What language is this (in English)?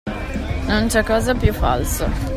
Italian